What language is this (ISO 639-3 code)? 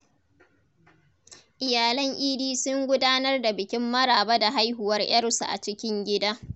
hau